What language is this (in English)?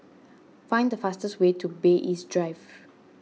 English